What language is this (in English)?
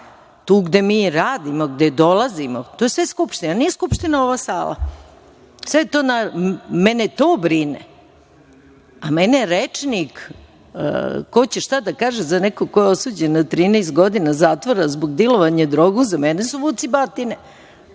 Serbian